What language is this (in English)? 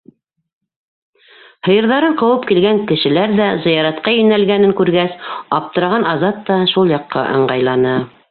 Bashkir